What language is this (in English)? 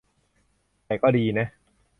Thai